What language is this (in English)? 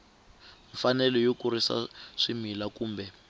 Tsonga